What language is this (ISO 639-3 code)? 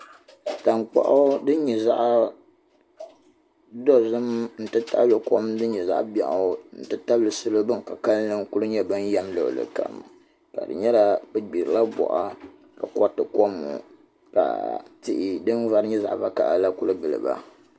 dag